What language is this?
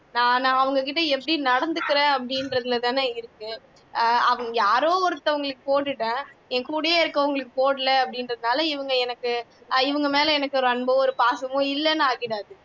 Tamil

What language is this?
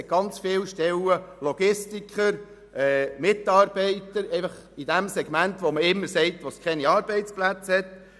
Swiss German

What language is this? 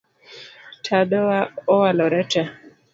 Luo (Kenya and Tanzania)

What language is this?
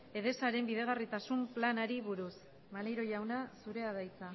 Basque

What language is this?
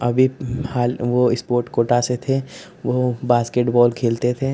Hindi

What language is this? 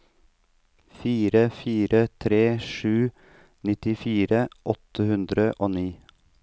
Norwegian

